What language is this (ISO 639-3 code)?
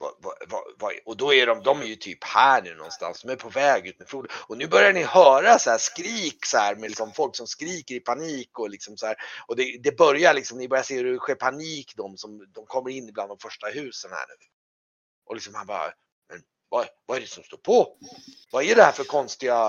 swe